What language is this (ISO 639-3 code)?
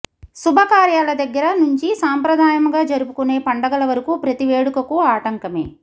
tel